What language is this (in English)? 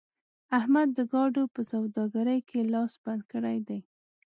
Pashto